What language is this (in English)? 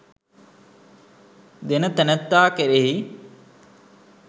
Sinhala